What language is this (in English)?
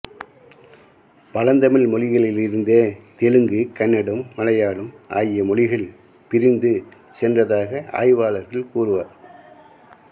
Tamil